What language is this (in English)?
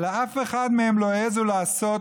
Hebrew